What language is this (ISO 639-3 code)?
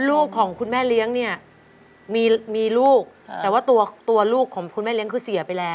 tha